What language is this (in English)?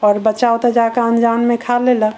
Maithili